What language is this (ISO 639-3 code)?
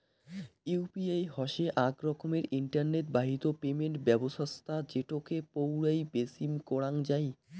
ben